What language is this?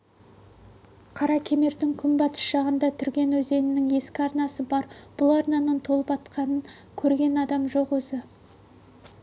Kazakh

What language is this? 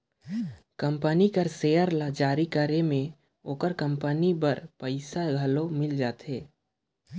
Chhattisgarhi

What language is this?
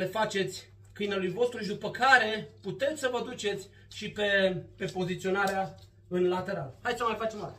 Romanian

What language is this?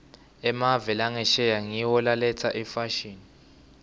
Swati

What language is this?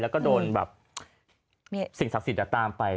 Thai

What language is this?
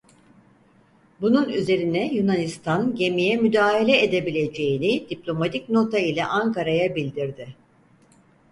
Turkish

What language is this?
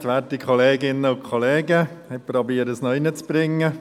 Swiss German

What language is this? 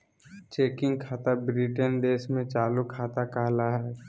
Magahi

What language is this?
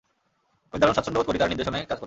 Bangla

